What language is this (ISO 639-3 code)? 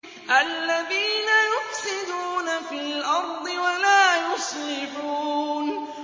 ara